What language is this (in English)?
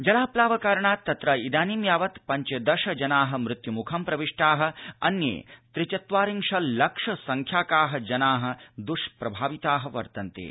Sanskrit